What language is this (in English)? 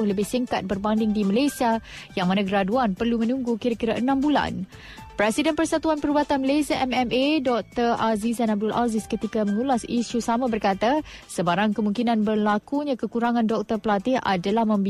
Malay